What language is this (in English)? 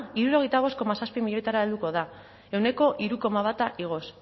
Basque